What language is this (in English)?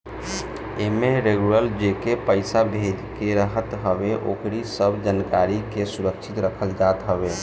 Bhojpuri